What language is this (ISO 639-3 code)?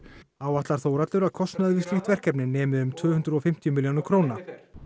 isl